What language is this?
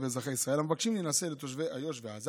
Hebrew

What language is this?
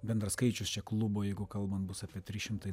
Lithuanian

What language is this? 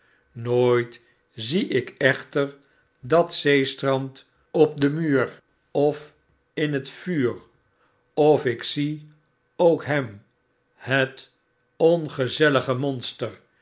Dutch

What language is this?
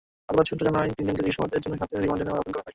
Bangla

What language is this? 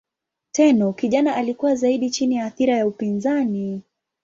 Swahili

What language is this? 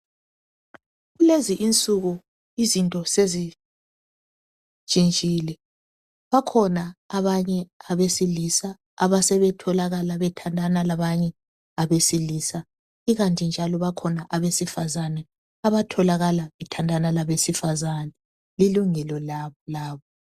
North Ndebele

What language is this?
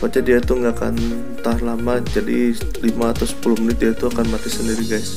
Indonesian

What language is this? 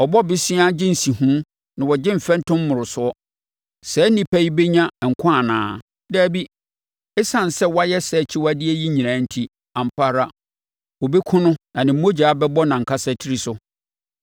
Akan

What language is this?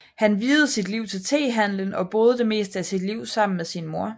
Danish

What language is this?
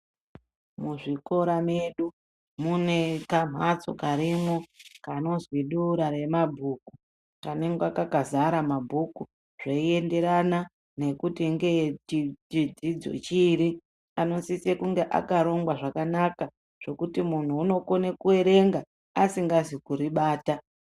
Ndau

